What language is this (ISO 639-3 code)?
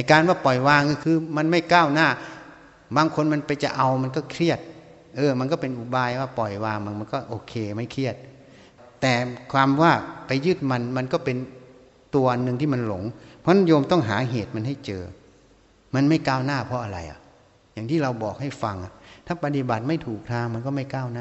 tha